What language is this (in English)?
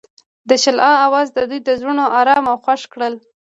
Pashto